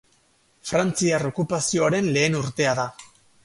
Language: Basque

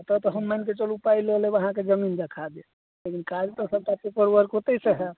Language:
Maithili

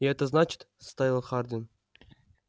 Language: Russian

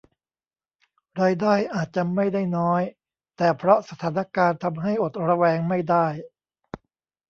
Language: Thai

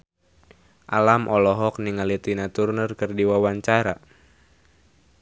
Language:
Sundanese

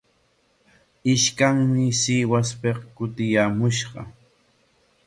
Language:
Corongo Ancash Quechua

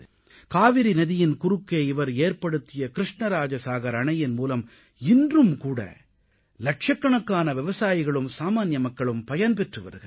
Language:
Tamil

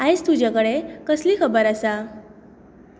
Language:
Konkani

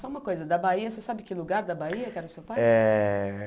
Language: Portuguese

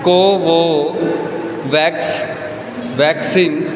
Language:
Punjabi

